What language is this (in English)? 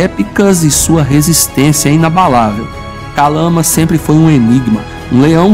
Portuguese